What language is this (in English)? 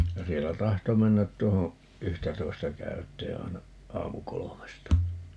Finnish